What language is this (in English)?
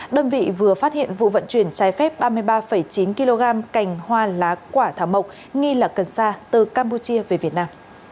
Vietnamese